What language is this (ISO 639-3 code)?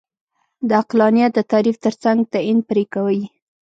pus